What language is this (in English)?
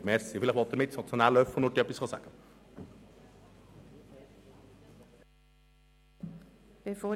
Swiss German